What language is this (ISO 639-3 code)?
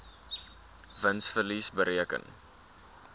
afr